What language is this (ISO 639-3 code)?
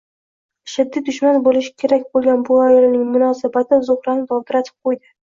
uzb